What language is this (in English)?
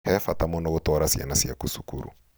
Kikuyu